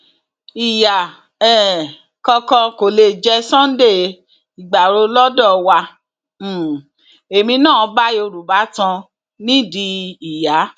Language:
Yoruba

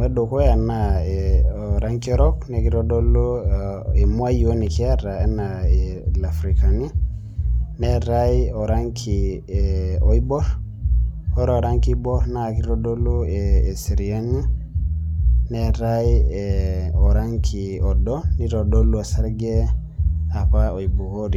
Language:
Masai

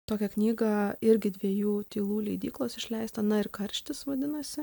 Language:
Lithuanian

